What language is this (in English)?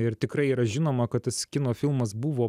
Lithuanian